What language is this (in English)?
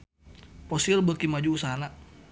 Sundanese